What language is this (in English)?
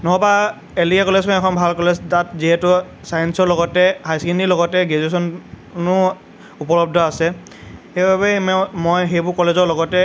Assamese